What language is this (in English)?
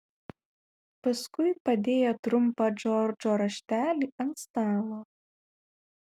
Lithuanian